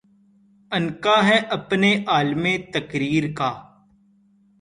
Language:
Urdu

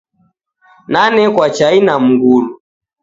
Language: Taita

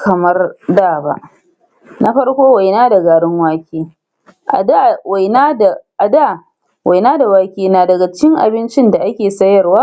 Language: Hausa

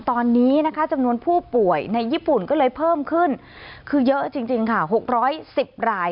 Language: Thai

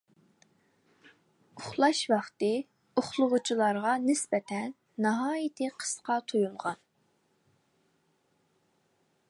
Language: Uyghur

